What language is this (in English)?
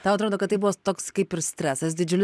Lithuanian